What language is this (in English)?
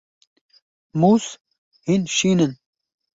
Kurdish